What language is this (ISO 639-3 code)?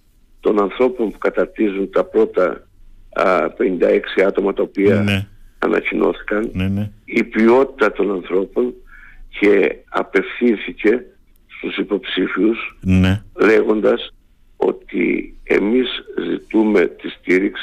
ell